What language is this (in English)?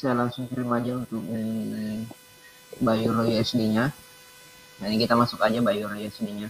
Indonesian